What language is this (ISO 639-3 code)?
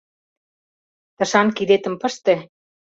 chm